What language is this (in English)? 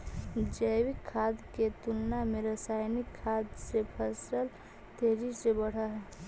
Magahi